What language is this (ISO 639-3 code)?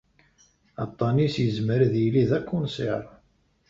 kab